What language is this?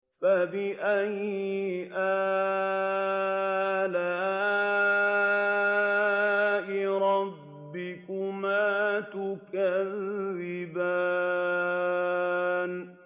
Arabic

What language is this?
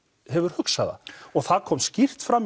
Icelandic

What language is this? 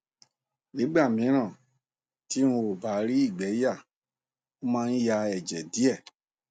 Yoruba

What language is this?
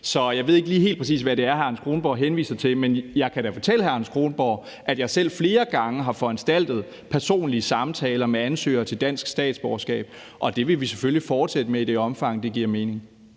Danish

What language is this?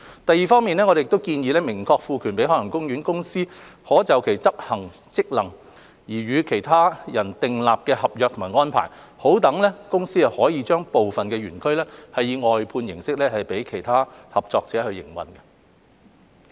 Cantonese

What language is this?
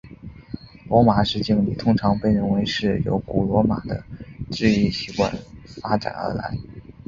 Chinese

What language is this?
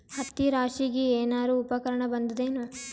Kannada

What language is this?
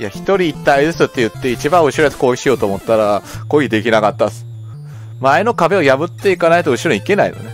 Japanese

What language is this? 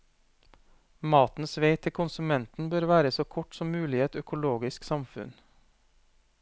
Norwegian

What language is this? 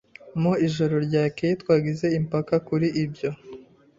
Kinyarwanda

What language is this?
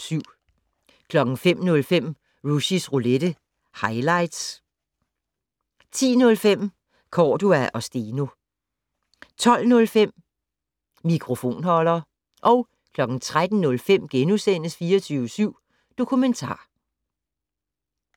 Danish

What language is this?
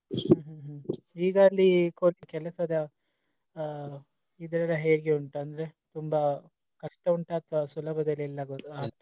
Kannada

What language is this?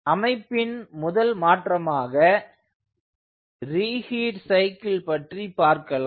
Tamil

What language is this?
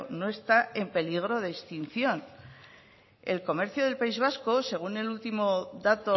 Spanish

